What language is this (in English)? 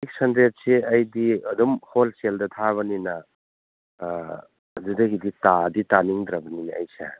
Manipuri